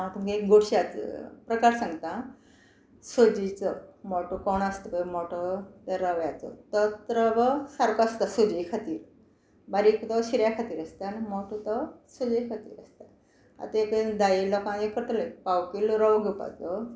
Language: Konkani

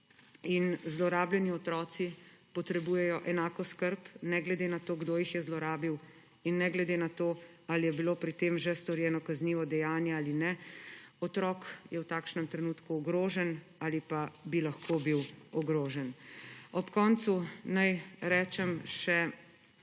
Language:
Slovenian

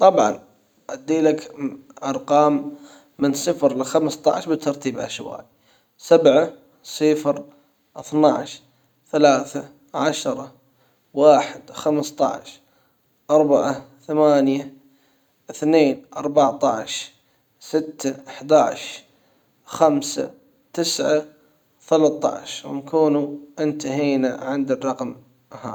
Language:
Hijazi Arabic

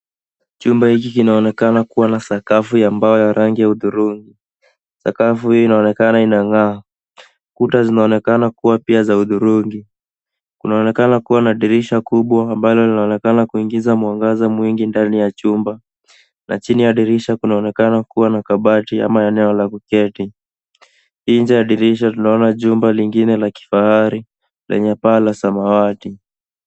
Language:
Swahili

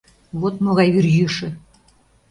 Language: Mari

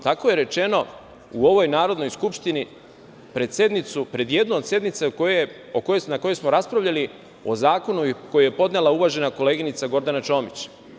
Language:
Serbian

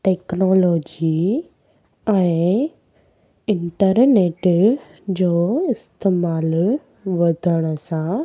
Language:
Sindhi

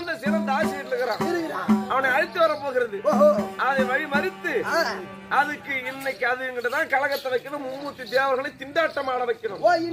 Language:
Arabic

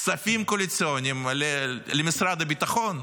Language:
Hebrew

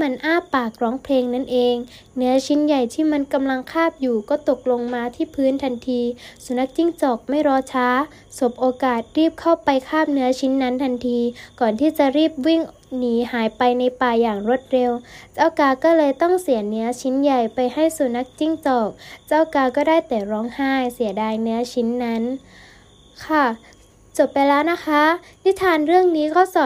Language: Thai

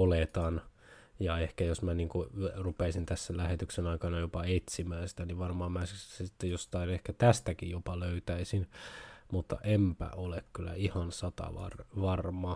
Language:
Finnish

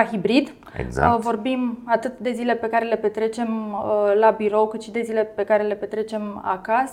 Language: Romanian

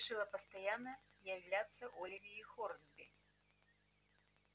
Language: Russian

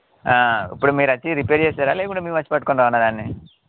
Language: Telugu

